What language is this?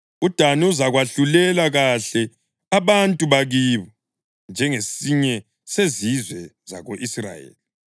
North Ndebele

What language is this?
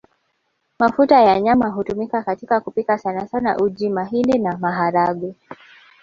Swahili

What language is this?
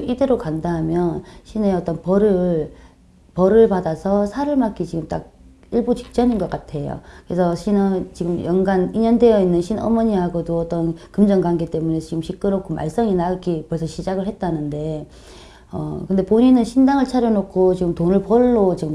Korean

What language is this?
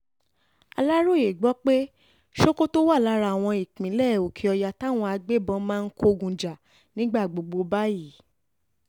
Yoruba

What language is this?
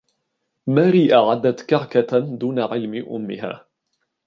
Arabic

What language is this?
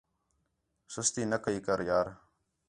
Khetrani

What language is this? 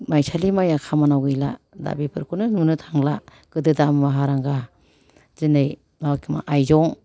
Bodo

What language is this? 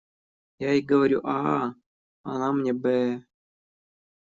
Russian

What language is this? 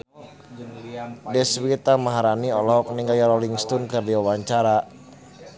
Sundanese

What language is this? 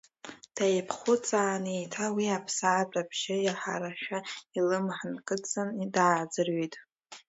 Abkhazian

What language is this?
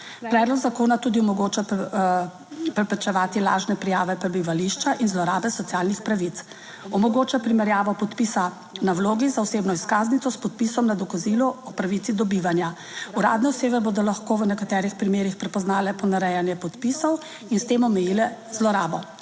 Slovenian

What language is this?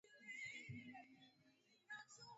Swahili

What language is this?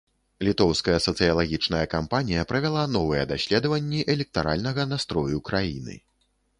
Belarusian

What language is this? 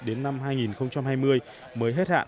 Vietnamese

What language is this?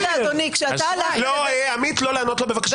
Hebrew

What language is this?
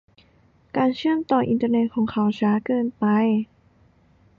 Thai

